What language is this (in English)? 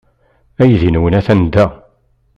Kabyle